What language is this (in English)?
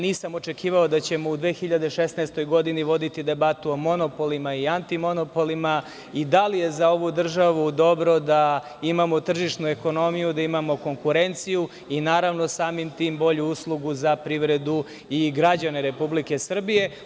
Serbian